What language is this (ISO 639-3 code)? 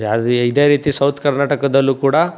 kan